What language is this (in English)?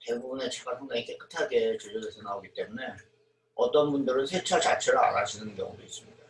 Korean